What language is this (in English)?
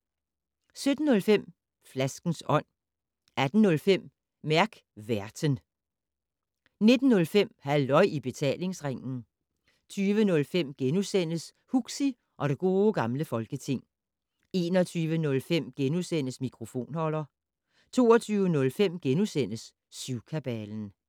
Danish